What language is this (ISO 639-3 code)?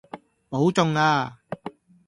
yue